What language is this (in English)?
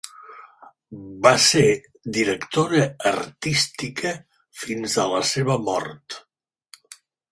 Catalan